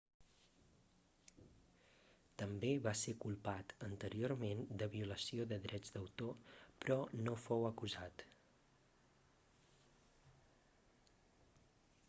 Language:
Catalan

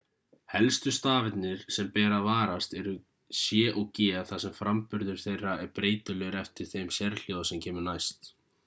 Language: Icelandic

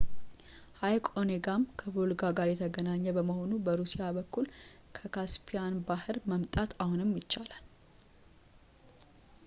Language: Amharic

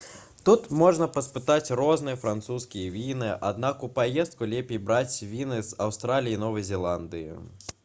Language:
Belarusian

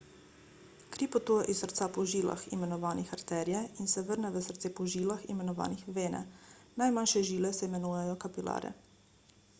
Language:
Slovenian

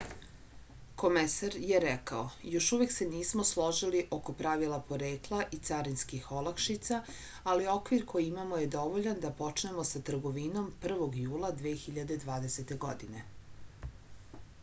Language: Serbian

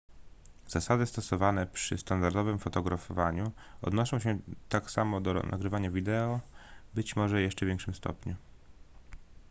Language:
Polish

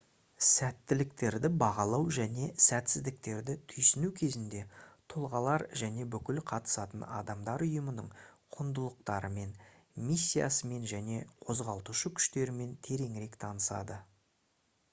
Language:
Kazakh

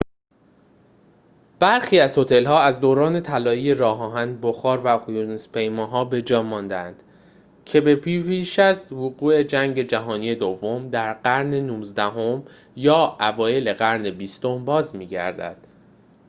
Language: Persian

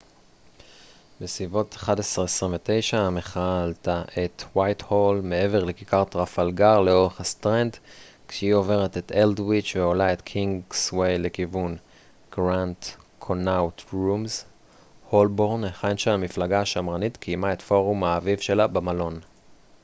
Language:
Hebrew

